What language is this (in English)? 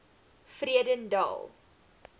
Afrikaans